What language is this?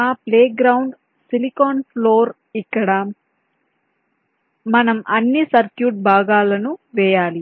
Telugu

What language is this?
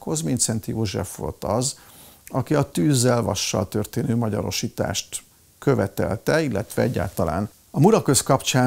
Hungarian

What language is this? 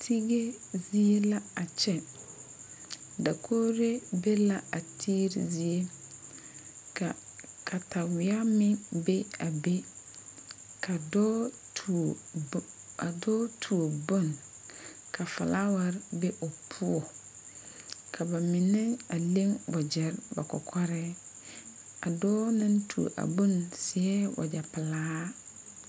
Southern Dagaare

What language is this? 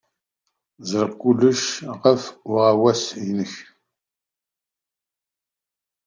Kabyle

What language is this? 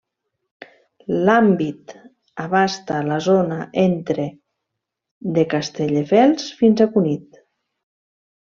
Catalan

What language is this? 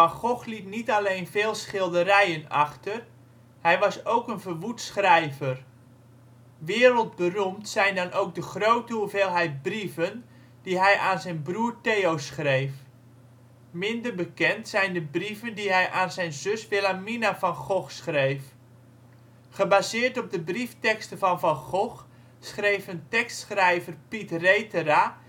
Dutch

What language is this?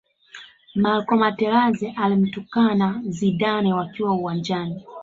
Swahili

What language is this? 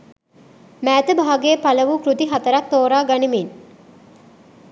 Sinhala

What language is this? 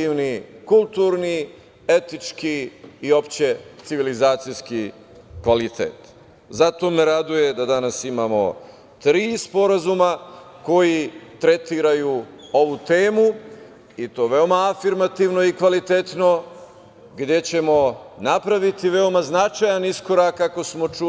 Serbian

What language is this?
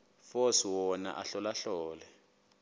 Xhosa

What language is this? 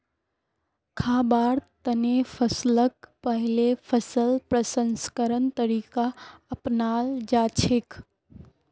Magahi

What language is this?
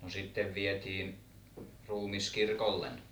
Finnish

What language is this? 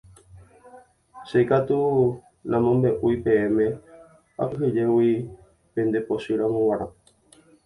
Guarani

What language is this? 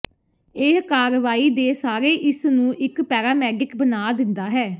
Punjabi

